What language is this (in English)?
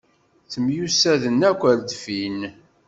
Kabyle